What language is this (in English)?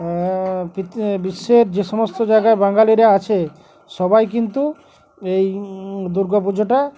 Bangla